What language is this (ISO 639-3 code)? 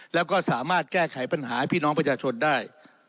tha